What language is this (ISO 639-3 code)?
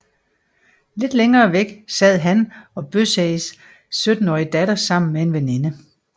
dan